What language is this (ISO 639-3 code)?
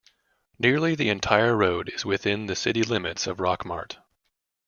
eng